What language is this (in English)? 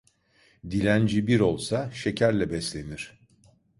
Turkish